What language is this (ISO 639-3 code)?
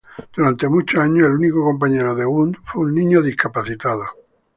spa